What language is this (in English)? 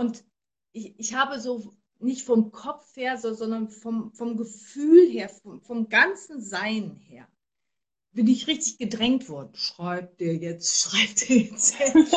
German